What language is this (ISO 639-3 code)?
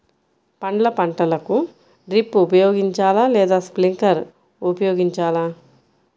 tel